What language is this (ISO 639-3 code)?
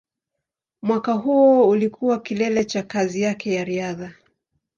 swa